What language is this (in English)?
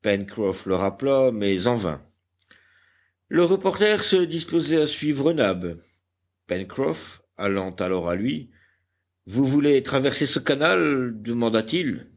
French